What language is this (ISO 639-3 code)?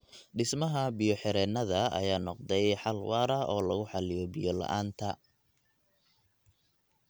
som